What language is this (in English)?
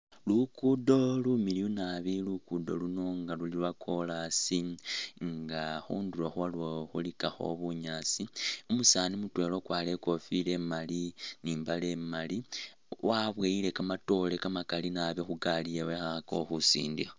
Masaaba